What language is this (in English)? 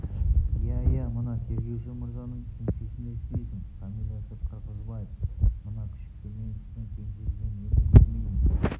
Kazakh